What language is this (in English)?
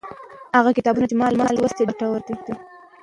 Pashto